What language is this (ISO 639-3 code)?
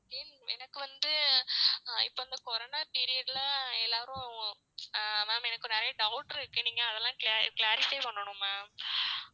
tam